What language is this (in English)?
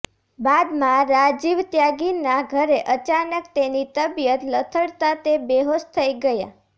Gujarati